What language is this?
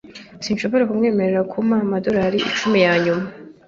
Kinyarwanda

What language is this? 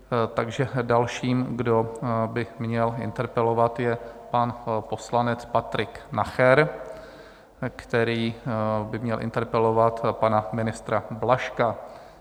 Czech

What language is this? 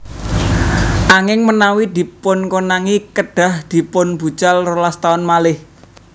Javanese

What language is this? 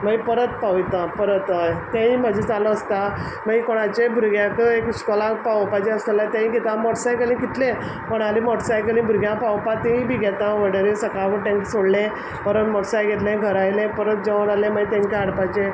Konkani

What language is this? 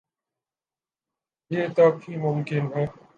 Urdu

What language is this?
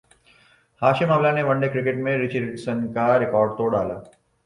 Urdu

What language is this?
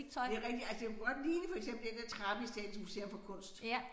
Danish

